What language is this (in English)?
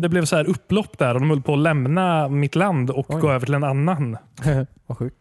Swedish